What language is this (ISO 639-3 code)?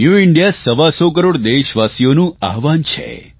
guj